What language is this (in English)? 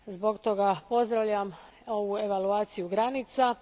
Croatian